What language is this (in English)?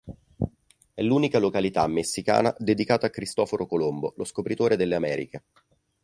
Italian